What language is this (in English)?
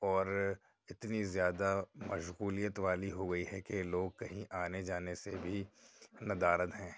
Urdu